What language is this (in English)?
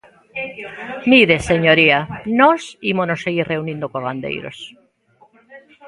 Galician